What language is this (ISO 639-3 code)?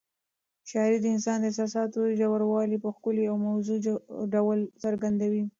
pus